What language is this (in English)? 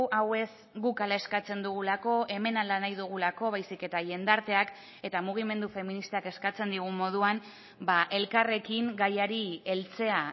Basque